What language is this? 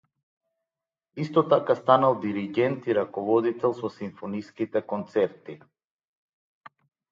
Macedonian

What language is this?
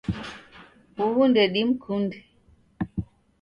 Taita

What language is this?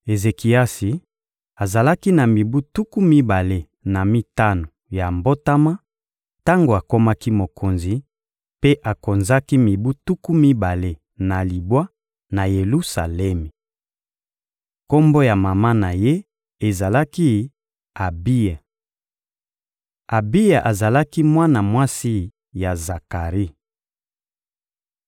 Lingala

